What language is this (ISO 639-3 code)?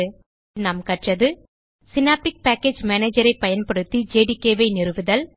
tam